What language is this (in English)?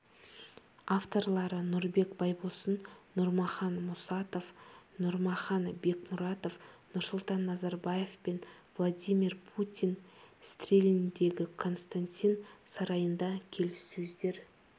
Kazakh